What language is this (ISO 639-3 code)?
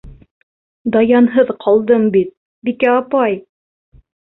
bak